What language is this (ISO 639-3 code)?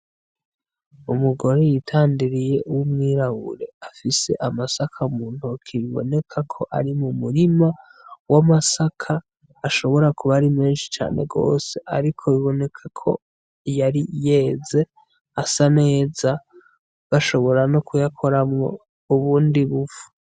run